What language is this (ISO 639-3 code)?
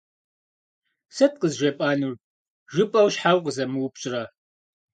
kbd